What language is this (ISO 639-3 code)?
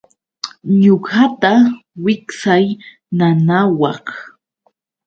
qux